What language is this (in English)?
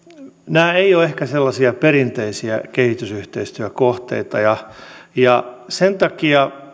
Finnish